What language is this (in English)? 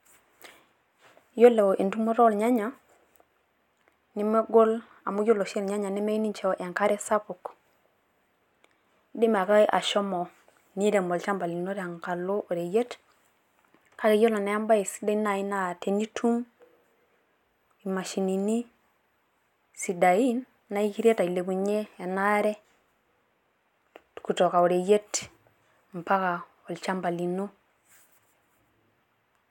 Masai